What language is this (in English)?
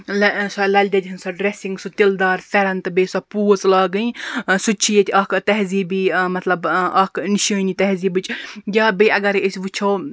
Kashmiri